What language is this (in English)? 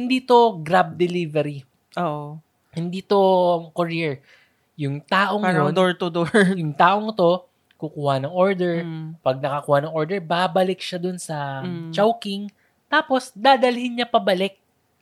Filipino